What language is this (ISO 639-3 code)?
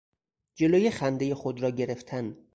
fas